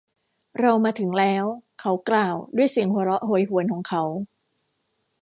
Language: Thai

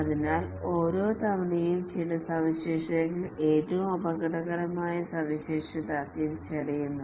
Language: Malayalam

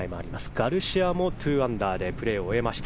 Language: Japanese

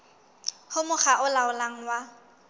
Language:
Southern Sotho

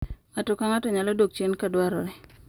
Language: Luo (Kenya and Tanzania)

